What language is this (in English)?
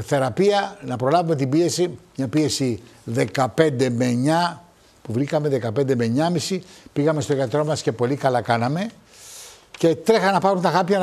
Greek